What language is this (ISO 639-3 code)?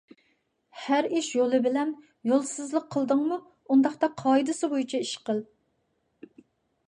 uig